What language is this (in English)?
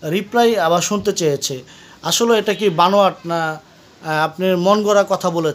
Bangla